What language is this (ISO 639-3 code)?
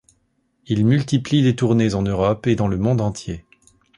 fra